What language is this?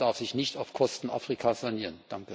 German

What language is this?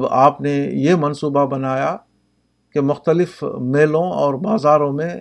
Urdu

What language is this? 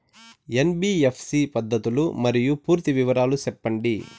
Telugu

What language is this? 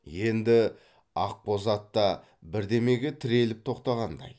Kazakh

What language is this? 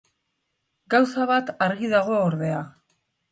Basque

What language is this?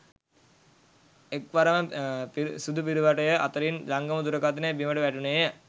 Sinhala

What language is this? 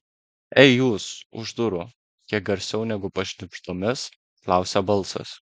Lithuanian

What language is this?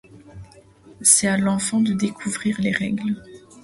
French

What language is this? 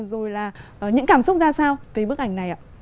Vietnamese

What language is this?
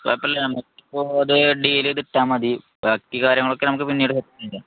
Malayalam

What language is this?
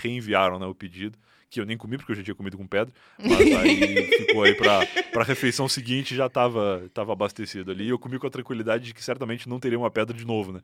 Portuguese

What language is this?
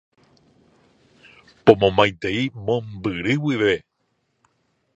Guarani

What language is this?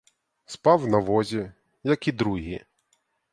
Ukrainian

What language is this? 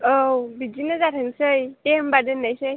Bodo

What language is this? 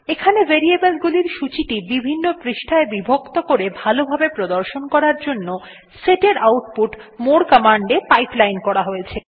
Bangla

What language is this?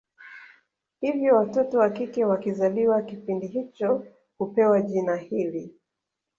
Swahili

